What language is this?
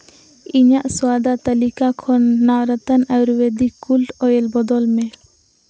Santali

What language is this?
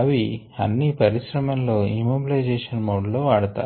Telugu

